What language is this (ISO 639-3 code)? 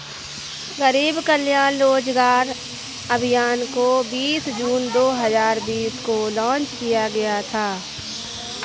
hin